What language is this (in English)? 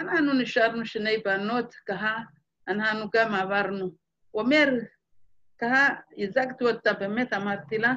Hebrew